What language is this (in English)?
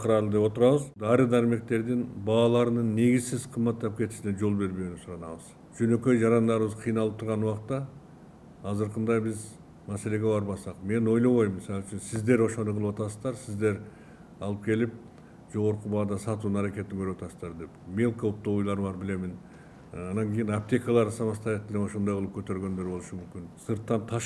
Turkish